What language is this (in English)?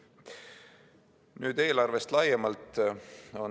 Estonian